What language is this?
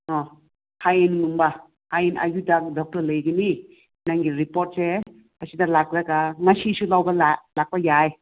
Manipuri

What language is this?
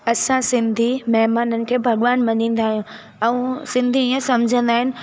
Sindhi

